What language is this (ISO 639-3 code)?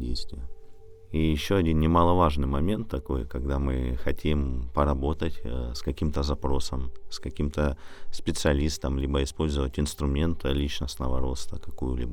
rus